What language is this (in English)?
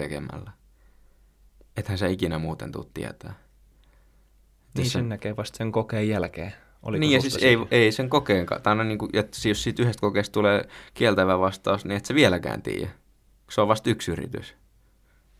Finnish